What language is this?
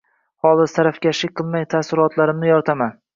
Uzbek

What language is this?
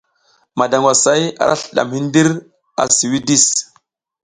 South Giziga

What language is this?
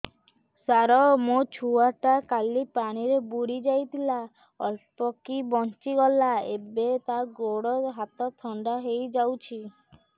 Odia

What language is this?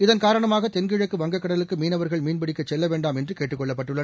Tamil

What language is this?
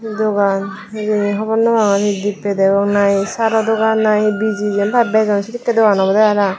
Chakma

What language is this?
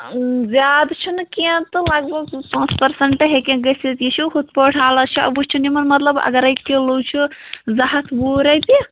Kashmiri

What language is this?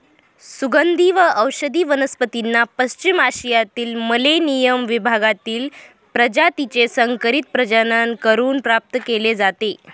Marathi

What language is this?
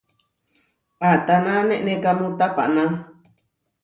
Huarijio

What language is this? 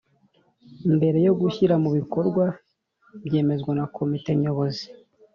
Kinyarwanda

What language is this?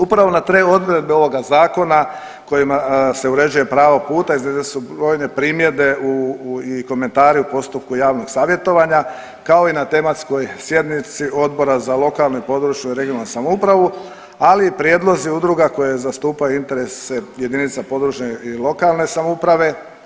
Croatian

